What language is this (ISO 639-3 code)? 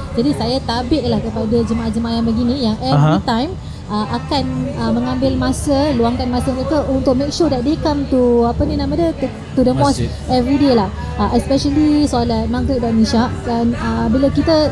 msa